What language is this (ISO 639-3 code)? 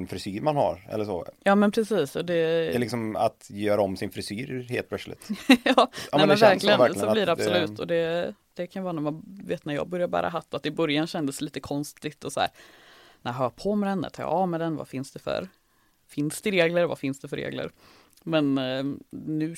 swe